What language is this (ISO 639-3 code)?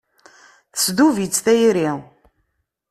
kab